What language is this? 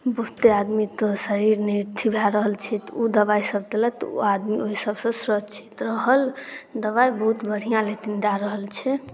Maithili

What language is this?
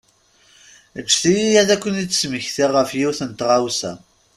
Kabyle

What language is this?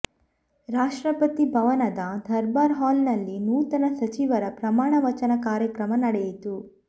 Kannada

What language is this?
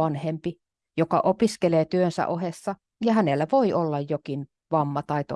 Finnish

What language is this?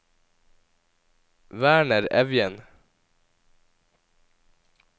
Norwegian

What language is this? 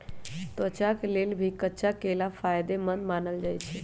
Magahi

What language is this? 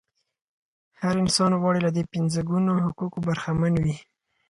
Pashto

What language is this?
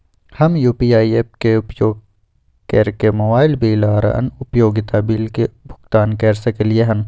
Maithili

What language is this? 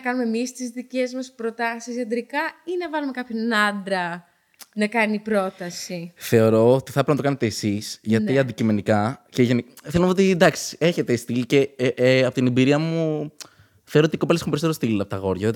Greek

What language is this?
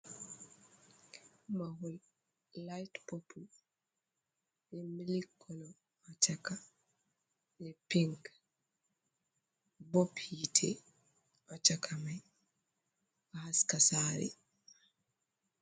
Fula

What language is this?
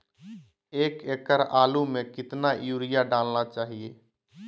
Magahi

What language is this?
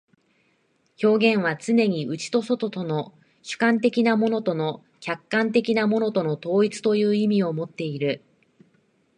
Japanese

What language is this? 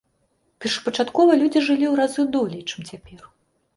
Belarusian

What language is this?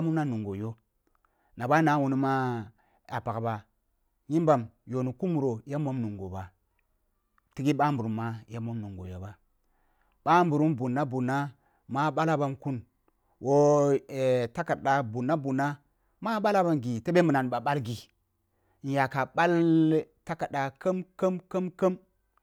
Kulung (Nigeria)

